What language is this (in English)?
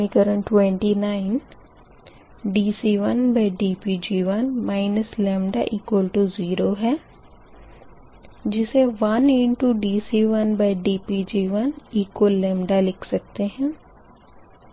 Hindi